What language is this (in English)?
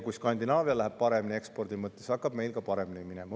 Estonian